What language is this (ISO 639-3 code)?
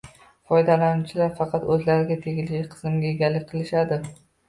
uzb